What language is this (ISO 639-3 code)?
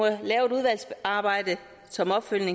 dan